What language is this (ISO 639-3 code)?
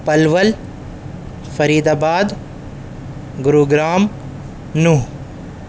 urd